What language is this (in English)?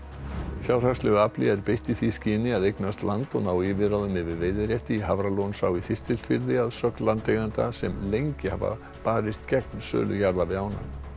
Icelandic